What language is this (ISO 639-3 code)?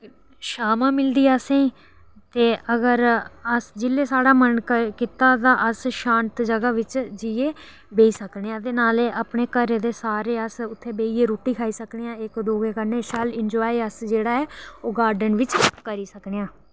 doi